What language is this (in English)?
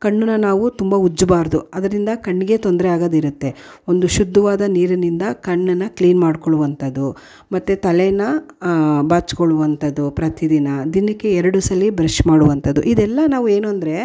Kannada